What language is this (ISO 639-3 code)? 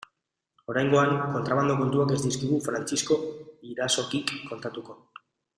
eus